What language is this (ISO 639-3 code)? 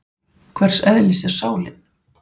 isl